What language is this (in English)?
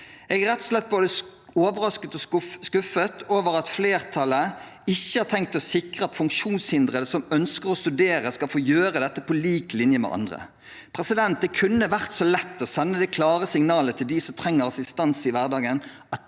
Norwegian